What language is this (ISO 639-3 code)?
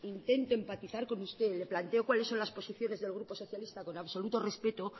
spa